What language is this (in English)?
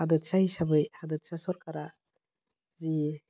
Bodo